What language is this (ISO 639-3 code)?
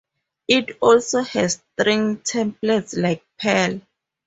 eng